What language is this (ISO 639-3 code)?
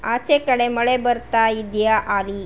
kan